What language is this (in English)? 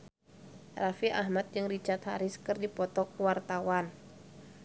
Sundanese